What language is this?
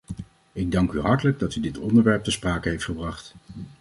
Dutch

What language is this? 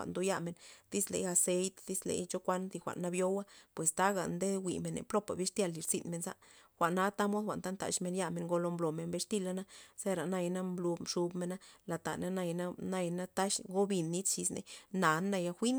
Loxicha Zapotec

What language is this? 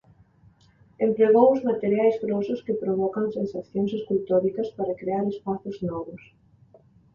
Galician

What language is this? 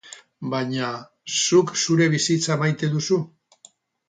Basque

